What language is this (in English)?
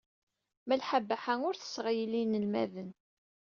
Kabyle